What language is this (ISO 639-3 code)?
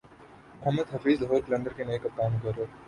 urd